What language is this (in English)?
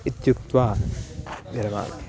Sanskrit